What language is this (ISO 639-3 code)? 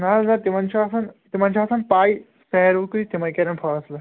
kas